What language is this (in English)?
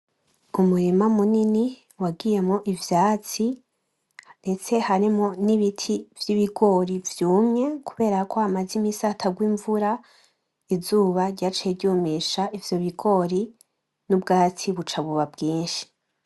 Rundi